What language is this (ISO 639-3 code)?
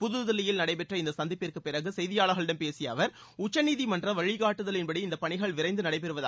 tam